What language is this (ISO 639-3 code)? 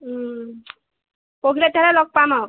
asm